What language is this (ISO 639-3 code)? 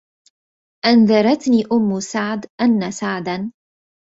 ara